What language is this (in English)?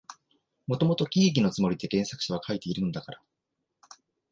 Japanese